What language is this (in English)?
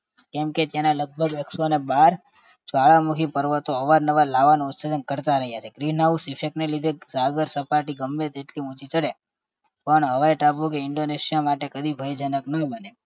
Gujarati